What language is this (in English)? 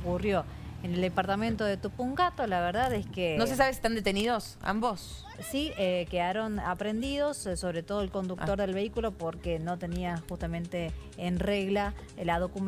Spanish